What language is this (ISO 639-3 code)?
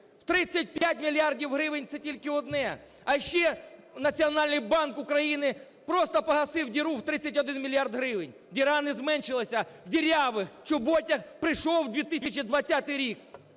ukr